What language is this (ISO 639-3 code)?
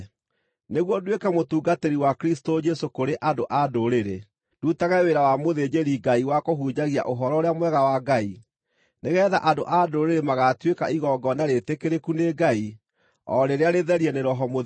kik